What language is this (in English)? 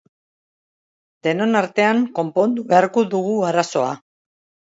Basque